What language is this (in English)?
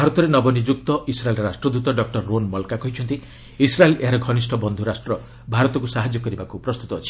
Odia